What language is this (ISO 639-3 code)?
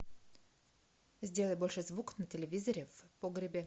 rus